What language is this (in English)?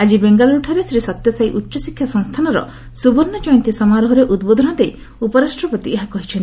Odia